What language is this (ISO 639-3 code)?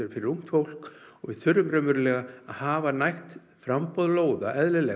isl